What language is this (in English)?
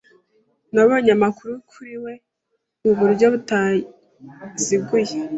Kinyarwanda